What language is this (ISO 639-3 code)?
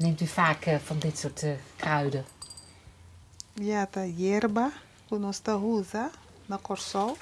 nld